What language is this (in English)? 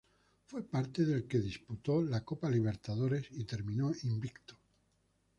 Spanish